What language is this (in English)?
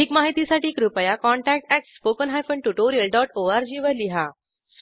Marathi